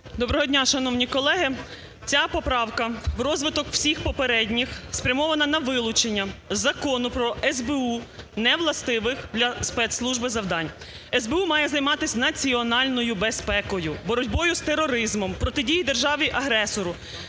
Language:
Ukrainian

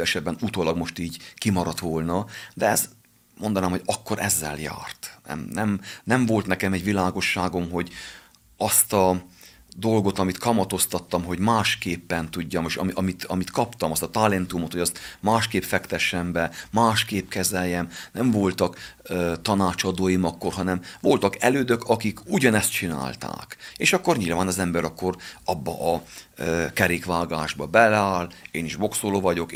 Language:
Hungarian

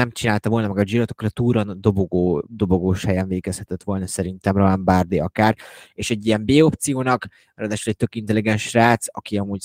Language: Hungarian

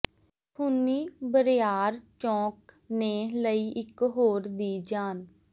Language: Punjabi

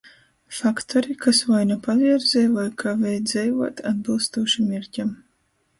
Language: Latgalian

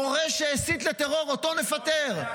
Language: Hebrew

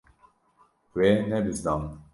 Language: Kurdish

